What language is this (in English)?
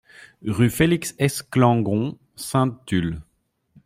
French